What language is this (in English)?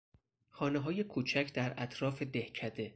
Persian